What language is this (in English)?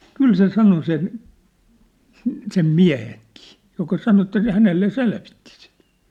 Finnish